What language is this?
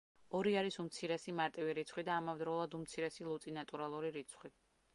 Georgian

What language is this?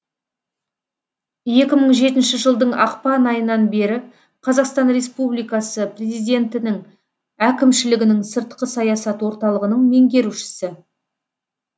Kazakh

